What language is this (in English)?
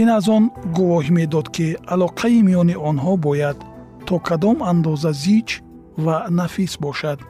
Persian